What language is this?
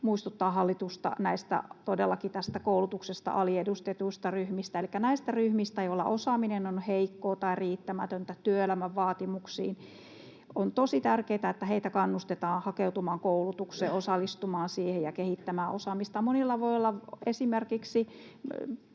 Finnish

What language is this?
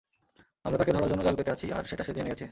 Bangla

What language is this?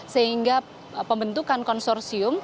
Indonesian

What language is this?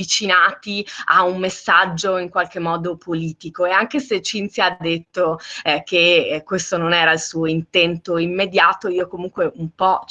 Italian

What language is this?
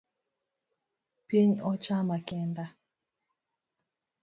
Luo (Kenya and Tanzania)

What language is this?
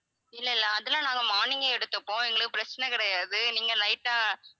Tamil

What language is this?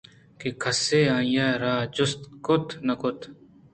Eastern Balochi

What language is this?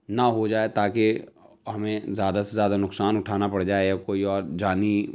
Urdu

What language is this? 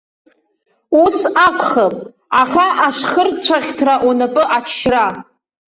Abkhazian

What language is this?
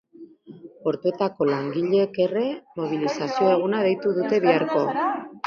Basque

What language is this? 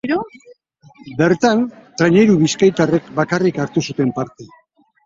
Basque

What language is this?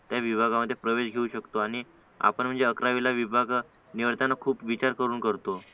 Marathi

